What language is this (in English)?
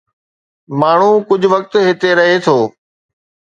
Sindhi